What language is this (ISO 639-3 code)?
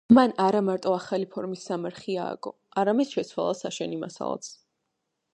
kat